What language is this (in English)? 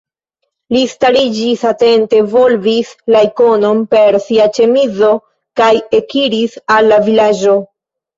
Esperanto